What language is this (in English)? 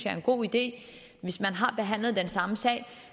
Danish